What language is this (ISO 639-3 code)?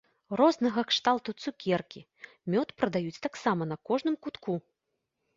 bel